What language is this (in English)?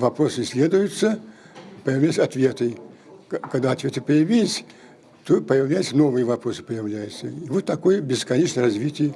Russian